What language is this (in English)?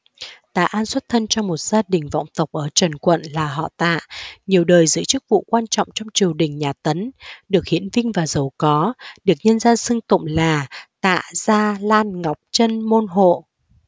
Vietnamese